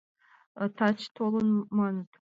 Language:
Mari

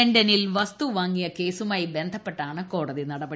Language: Malayalam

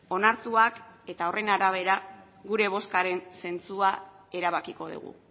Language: Basque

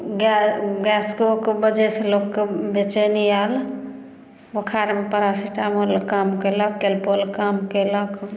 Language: Maithili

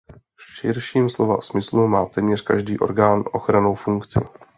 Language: Czech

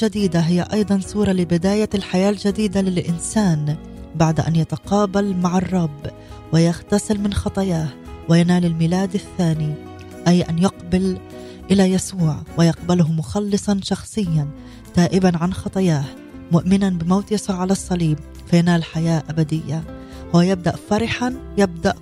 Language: Arabic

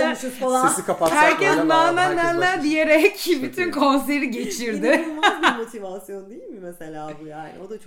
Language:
Turkish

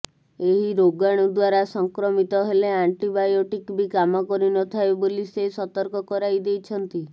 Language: Odia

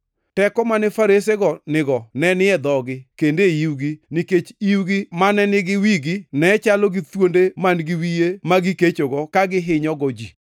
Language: Luo (Kenya and Tanzania)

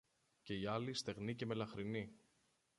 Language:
Greek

